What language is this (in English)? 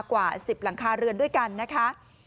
Thai